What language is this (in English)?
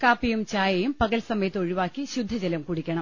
Malayalam